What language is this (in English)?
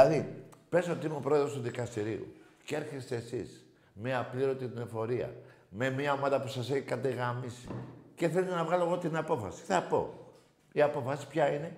Greek